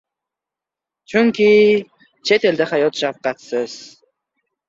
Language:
Uzbek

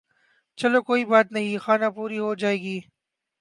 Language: Urdu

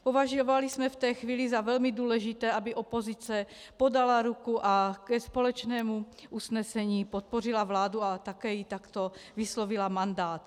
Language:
Czech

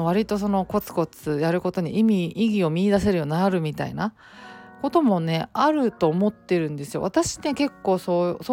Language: Japanese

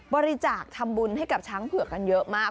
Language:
Thai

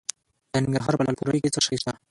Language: Pashto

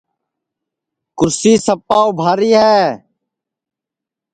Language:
Sansi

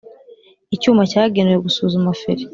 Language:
Kinyarwanda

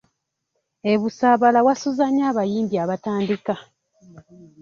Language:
Ganda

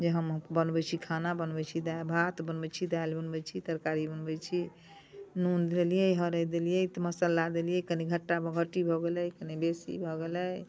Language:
Maithili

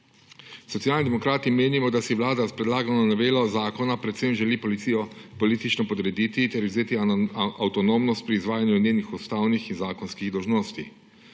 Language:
Slovenian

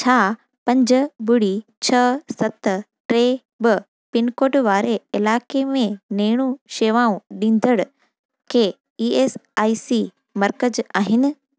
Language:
Sindhi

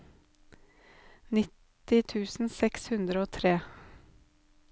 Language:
Norwegian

